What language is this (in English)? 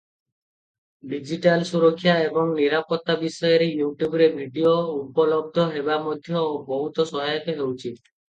Odia